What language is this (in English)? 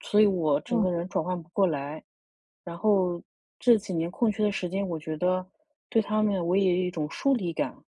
Chinese